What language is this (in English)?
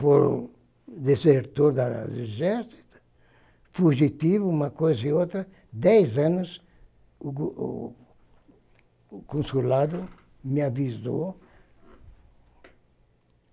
Portuguese